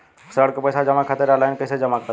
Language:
Bhojpuri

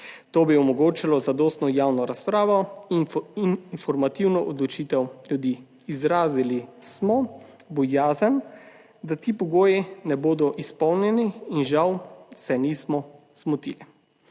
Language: Slovenian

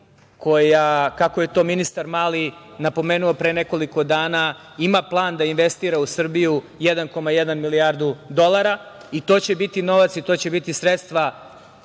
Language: Serbian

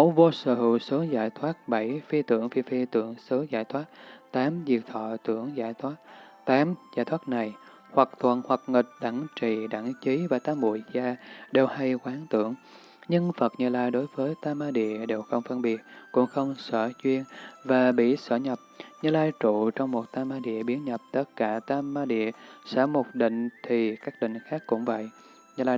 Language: Vietnamese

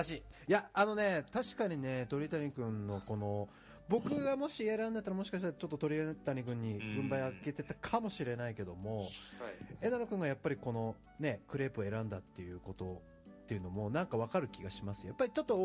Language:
Japanese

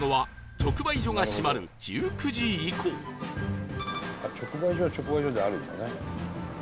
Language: Japanese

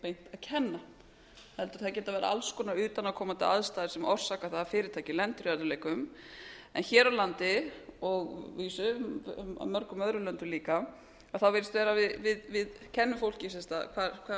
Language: Icelandic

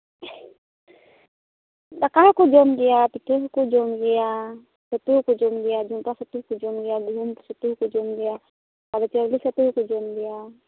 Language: Santali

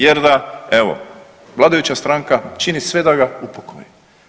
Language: Croatian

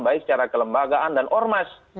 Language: Indonesian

